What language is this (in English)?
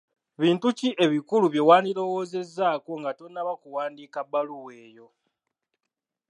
Ganda